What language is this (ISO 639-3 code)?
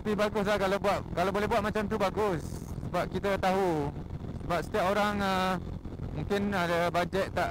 msa